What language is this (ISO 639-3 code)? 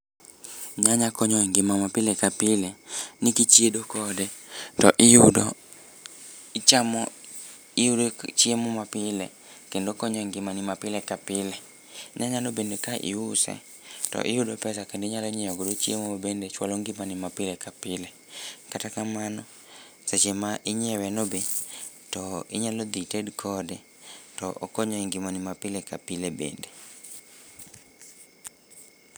luo